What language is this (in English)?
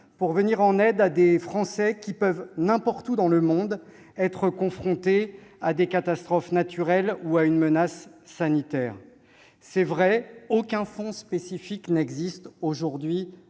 French